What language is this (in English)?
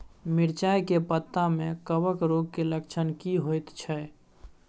Maithili